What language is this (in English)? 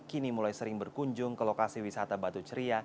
Indonesian